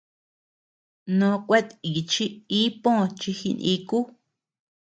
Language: Tepeuxila Cuicatec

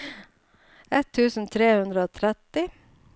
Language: Norwegian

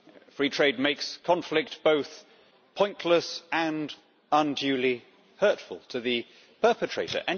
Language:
English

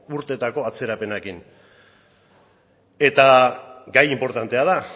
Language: Basque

